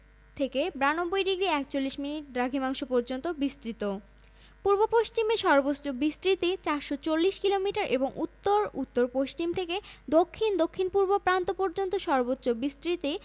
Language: Bangla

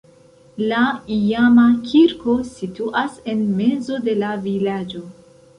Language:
Esperanto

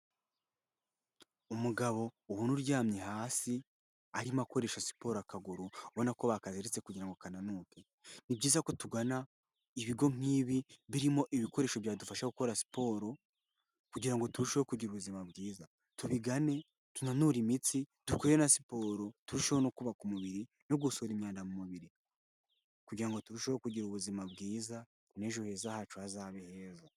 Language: Kinyarwanda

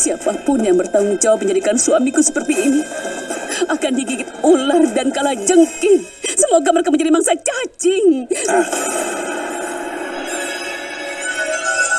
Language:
Indonesian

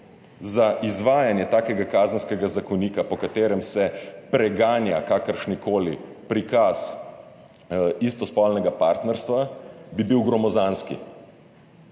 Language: Slovenian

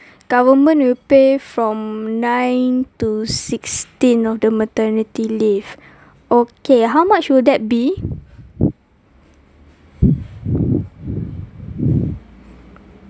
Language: English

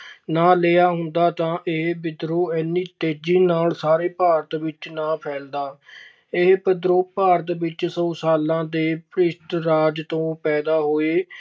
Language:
Punjabi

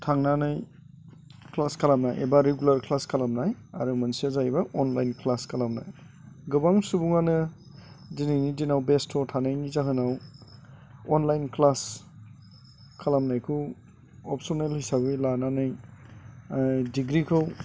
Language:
Bodo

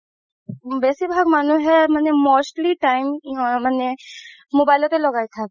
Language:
Assamese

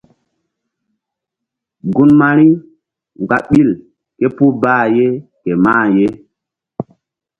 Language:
Mbum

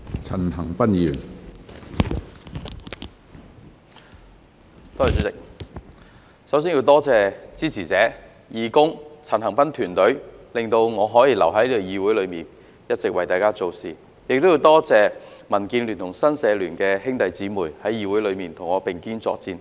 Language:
Cantonese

